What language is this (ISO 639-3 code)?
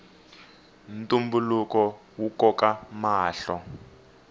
tso